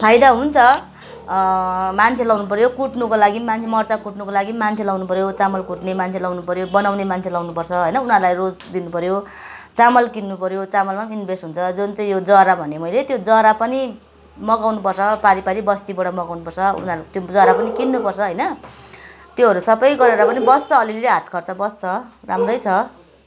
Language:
Nepali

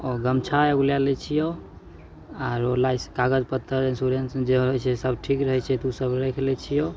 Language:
Maithili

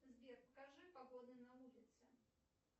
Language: Russian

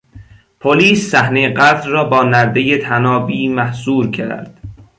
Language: Persian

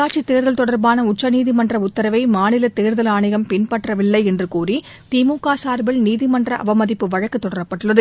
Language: Tamil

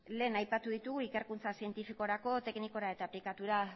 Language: Basque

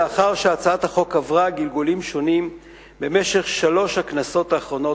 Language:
Hebrew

